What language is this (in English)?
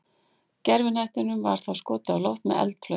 Icelandic